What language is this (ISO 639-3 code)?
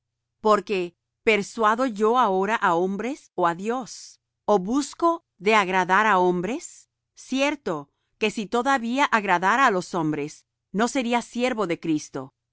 spa